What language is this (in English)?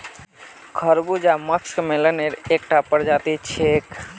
Magahi